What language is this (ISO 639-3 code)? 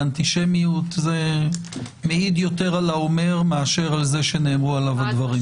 heb